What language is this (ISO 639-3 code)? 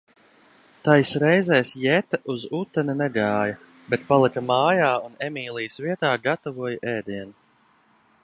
lav